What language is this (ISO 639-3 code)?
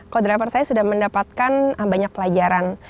ind